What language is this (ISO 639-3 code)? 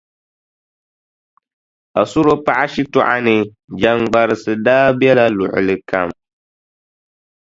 dag